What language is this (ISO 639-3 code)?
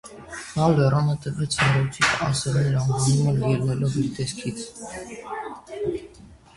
hye